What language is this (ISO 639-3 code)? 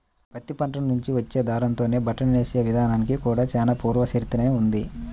tel